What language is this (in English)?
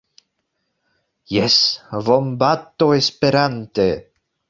Esperanto